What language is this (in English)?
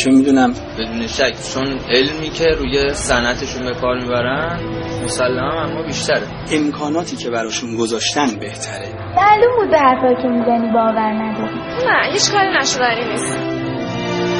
Persian